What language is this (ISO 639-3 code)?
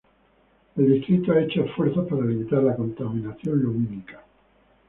spa